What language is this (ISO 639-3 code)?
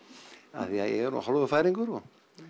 isl